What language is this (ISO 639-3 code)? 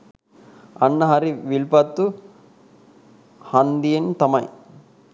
sin